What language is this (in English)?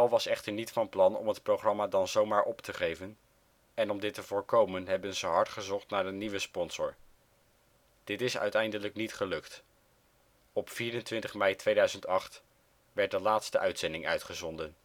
Dutch